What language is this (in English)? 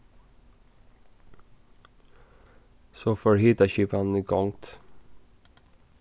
Faroese